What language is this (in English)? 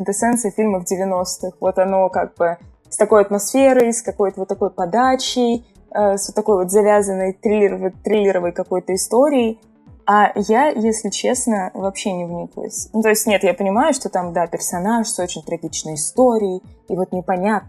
Russian